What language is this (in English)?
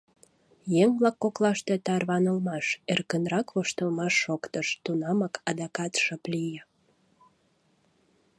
Mari